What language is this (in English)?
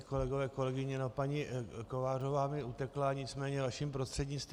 Czech